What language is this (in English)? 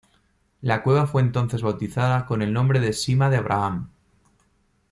Spanish